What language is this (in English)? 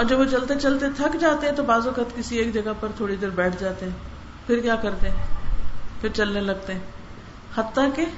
Urdu